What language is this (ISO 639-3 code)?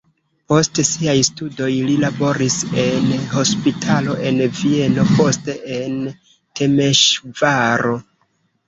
epo